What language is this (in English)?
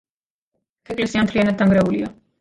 Georgian